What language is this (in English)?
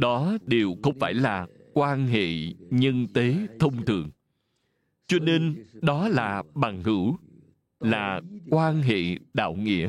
Vietnamese